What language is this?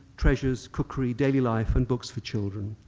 English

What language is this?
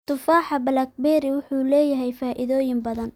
Somali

